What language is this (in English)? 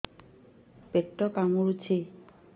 Odia